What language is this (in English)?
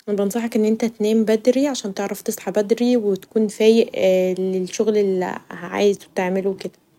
Egyptian Arabic